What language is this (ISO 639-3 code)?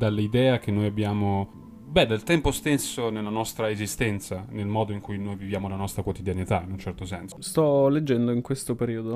ita